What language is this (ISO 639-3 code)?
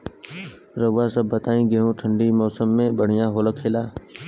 bho